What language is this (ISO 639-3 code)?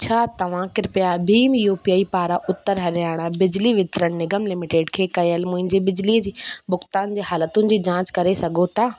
snd